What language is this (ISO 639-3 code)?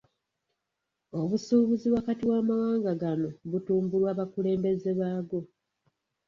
lug